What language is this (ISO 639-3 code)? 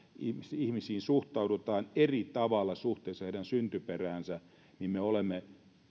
fin